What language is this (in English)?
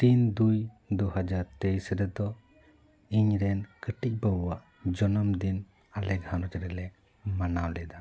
Santali